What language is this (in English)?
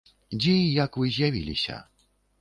Belarusian